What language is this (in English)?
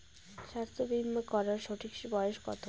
Bangla